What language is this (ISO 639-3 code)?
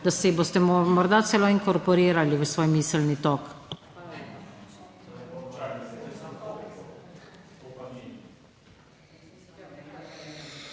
slv